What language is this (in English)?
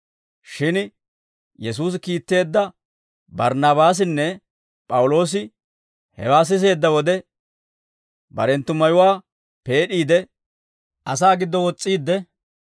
Dawro